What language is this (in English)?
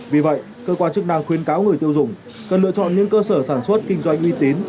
Vietnamese